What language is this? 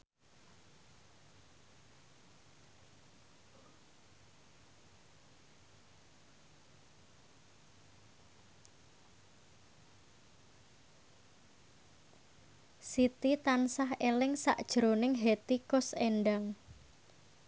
Javanese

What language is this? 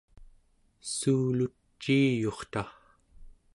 Central Yupik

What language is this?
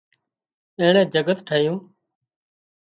Wadiyara Koli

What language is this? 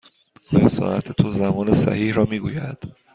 Persian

